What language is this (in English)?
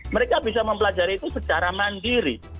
Indonesian